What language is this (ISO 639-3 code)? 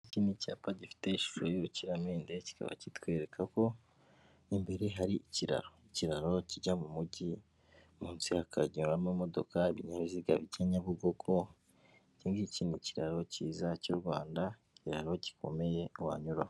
kin